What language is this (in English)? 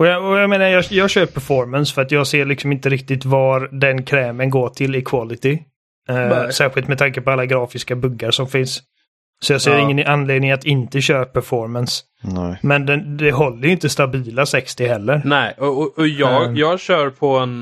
Swedish